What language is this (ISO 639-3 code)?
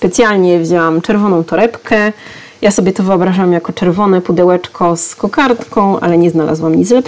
pol